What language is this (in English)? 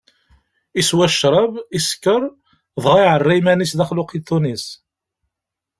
Kabyle